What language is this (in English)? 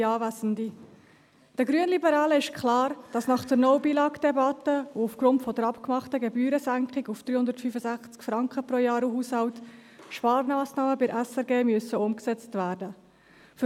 Swiss German